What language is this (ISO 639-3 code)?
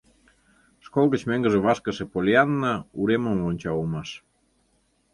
chm